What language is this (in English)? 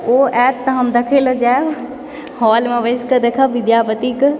Maithili